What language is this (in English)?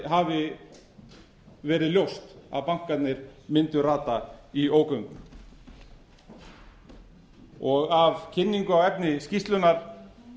Icelandic